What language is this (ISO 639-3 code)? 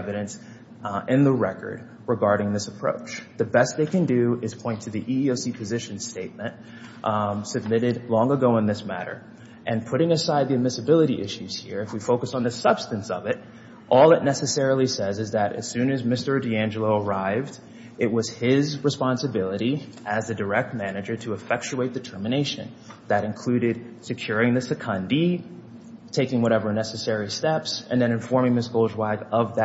eng